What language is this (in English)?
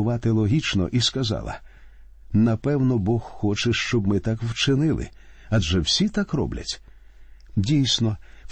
Ukrainian